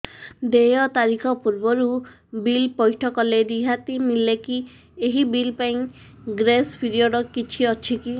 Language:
Odia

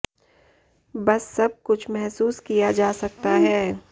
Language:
Hindi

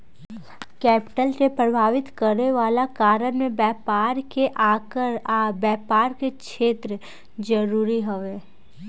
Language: Bhojpuri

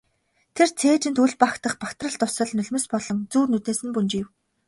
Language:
Mongolian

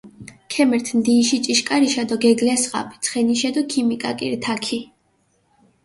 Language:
Mingrelian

